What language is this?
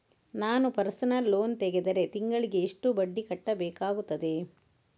Kannada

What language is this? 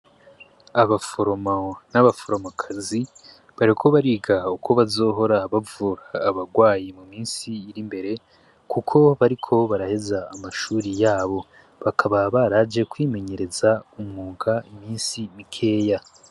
Rundi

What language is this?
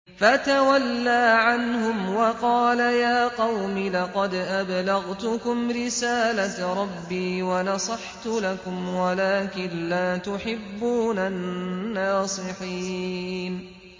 Arabic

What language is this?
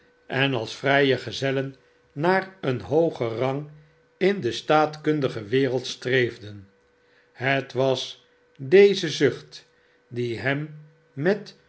Dutch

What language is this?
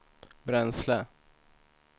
Swedish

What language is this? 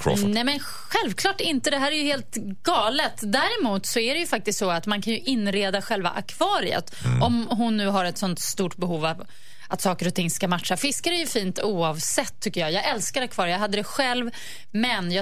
Swedish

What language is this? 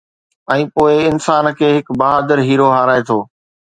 Sindhi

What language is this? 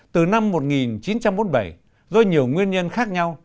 Vietnamese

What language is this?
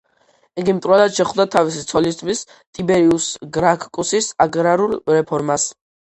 Georgian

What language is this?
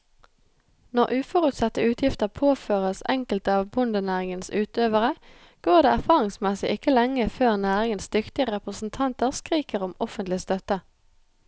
Norwegian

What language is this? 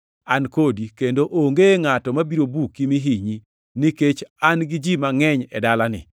Luo (Kenya and Tanzania)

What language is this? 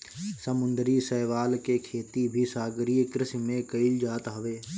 Bhojpuri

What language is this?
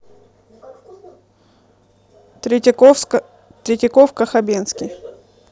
Russian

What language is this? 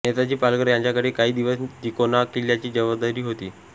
Marathi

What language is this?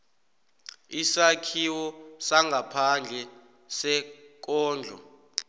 South Ndebele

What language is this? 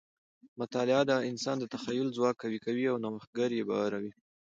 Pashto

